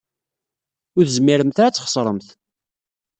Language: Kabyle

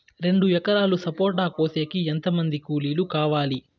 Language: Telugu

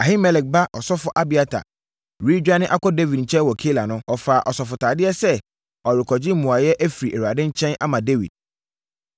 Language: Akan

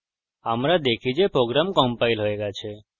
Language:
Bangla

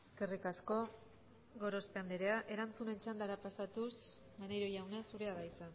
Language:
Basque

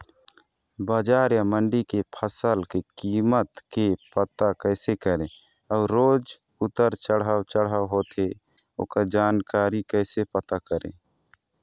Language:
Chhattisgarhi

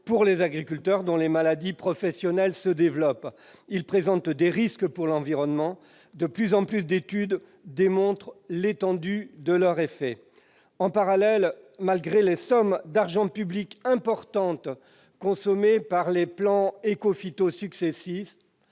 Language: French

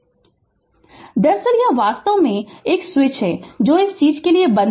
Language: Hindi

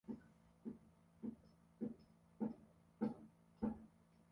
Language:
Swahili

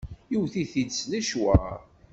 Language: Kabyle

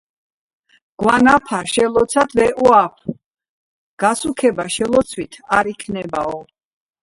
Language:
Georgian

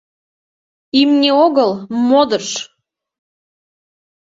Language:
Mari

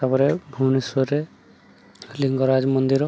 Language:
Odia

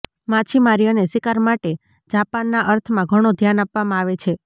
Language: Gujarati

